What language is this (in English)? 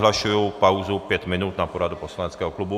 Czech